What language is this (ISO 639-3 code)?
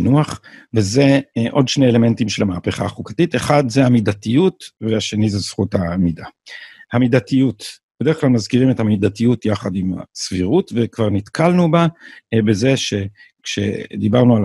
heb